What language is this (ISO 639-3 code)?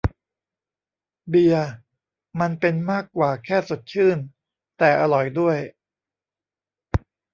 tha